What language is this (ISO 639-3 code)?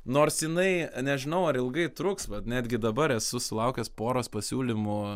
lit